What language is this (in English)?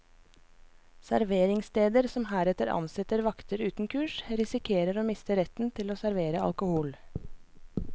Norwegian